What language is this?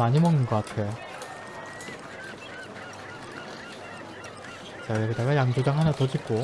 Korean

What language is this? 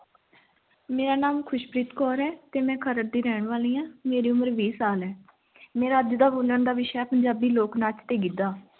Punjabi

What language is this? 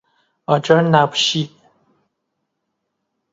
Persian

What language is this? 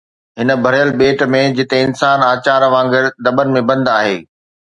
Sindhi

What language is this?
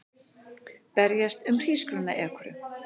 Icelandic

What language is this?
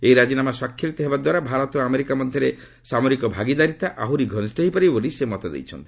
Odia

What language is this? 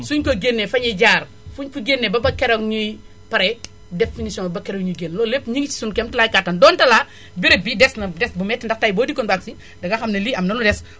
Wolof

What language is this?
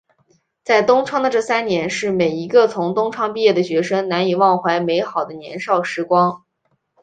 Chinese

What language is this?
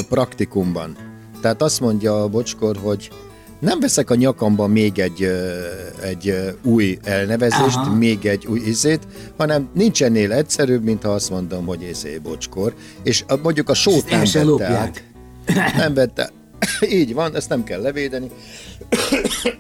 Hungarian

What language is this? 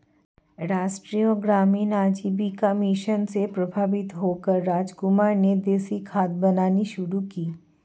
Hindi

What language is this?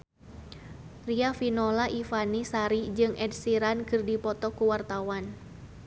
Sundanese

